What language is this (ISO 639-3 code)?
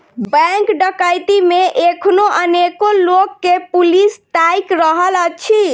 mai